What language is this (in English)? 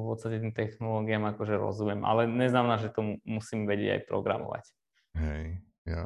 Slovak